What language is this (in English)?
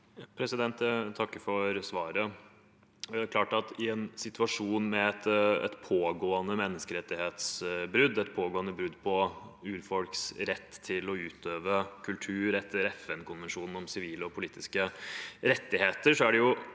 Norwegian